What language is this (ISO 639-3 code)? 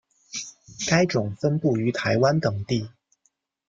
zho